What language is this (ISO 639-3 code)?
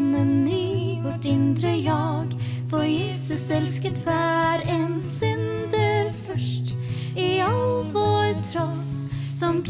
nor